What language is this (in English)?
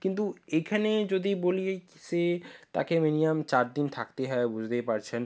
Bangla